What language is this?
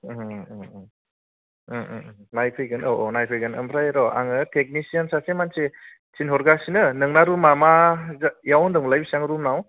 Bodo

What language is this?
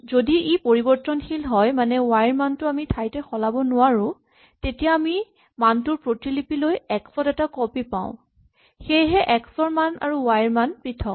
Assamese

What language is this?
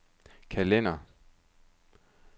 Danish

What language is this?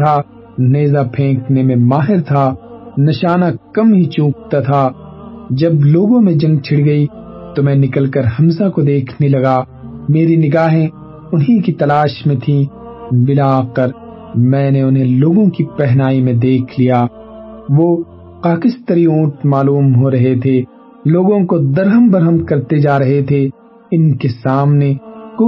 Urdu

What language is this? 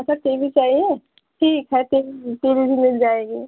Hindi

